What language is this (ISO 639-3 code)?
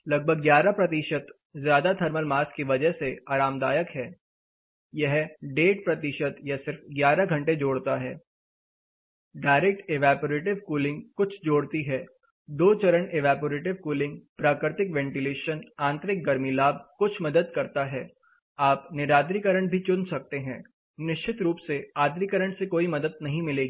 hin